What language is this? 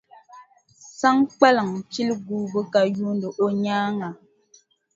Dagbani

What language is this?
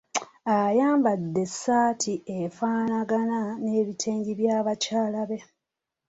Ganda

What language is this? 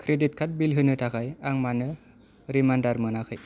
Bodo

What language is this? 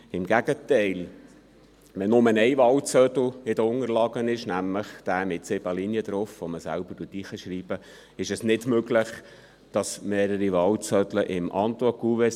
Swiss German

